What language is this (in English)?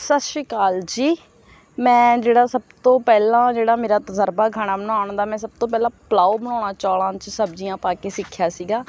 Punjabi